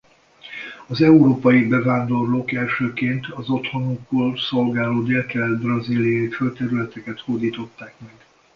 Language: Hungarian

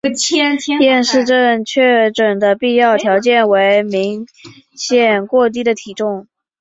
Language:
Chinese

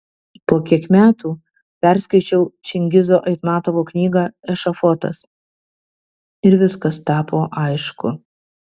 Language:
Lithuanian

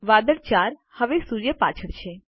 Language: Gujarati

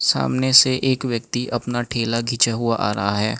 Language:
Hindi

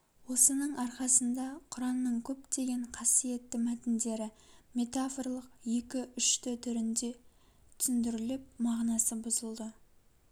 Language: Kazakh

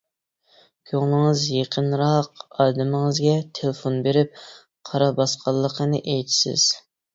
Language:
Uyghur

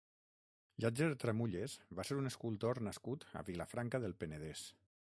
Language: Catalan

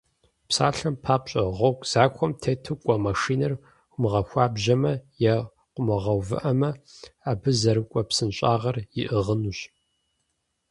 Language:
Kabardian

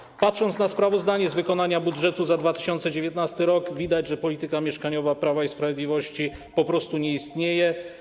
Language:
Polish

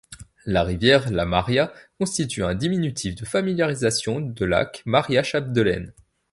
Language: French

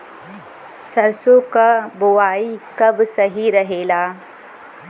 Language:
Bhojpuri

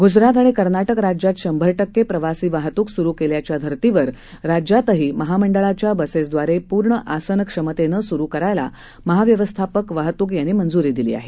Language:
Marathi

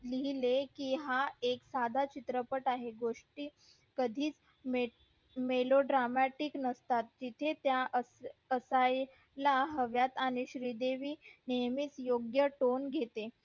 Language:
Marathi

